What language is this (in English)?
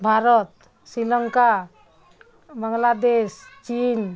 Odia